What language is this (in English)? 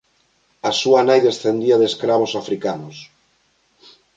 Galician